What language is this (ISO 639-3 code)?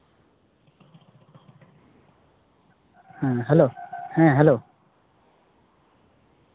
sat